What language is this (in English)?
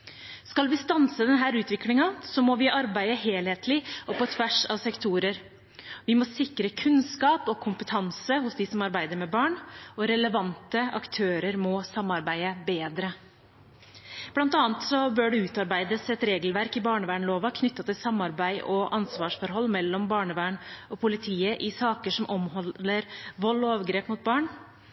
Norwegian Bokmål